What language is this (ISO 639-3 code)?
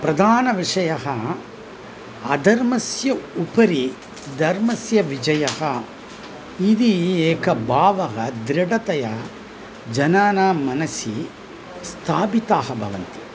san